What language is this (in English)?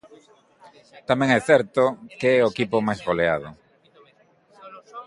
Galician